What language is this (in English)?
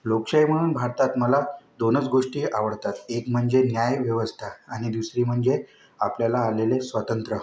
Marathi